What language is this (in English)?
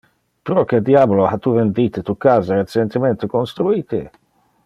Interlingua